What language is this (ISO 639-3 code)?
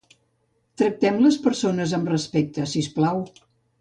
cat